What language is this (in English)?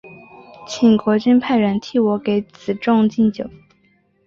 Chinese